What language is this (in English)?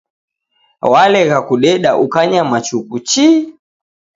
Taita